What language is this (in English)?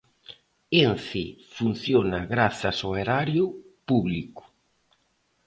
Galician